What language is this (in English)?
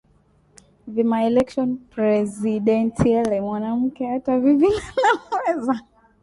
Swahili